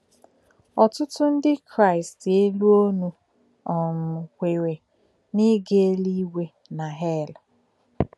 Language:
Igbo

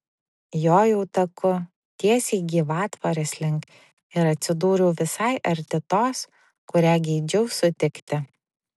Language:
Lithuanian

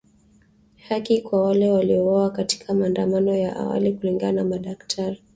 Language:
Swahili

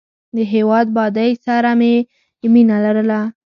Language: Pashto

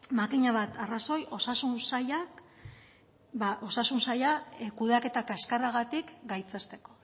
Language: Basque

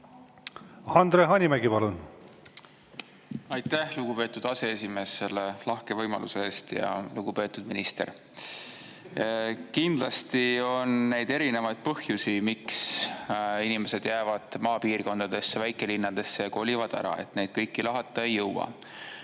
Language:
Estonian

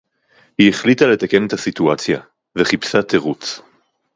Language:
Hebrew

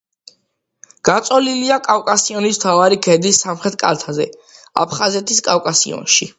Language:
Georgian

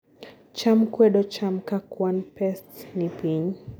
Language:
Luo (Kenya and Tanzania)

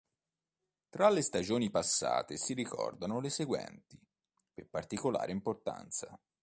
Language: Italian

